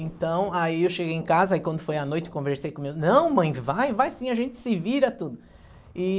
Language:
Portuguese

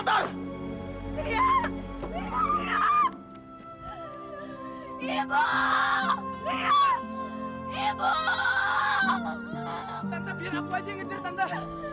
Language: Indonesian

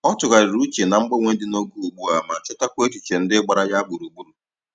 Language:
Igbo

